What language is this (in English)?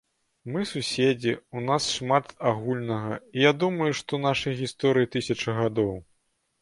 Belarusian